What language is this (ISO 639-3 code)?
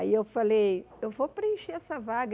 por